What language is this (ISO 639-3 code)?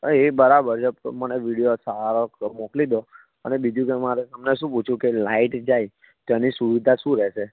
guj